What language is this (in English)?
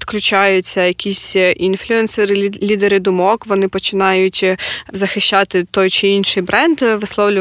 Ukrainian